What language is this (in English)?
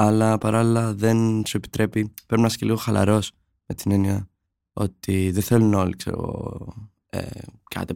Greek